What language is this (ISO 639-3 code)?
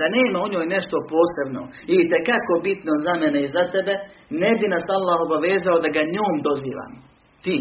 hrv